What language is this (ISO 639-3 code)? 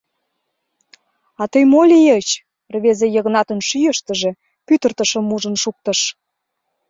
chm